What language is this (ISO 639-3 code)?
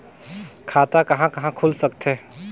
hne